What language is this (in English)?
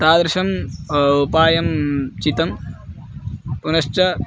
Sanskrit